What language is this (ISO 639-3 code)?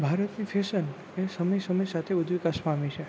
guj